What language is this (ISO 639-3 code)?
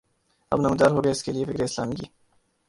urd